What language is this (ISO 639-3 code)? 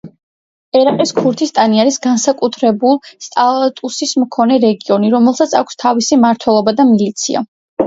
kat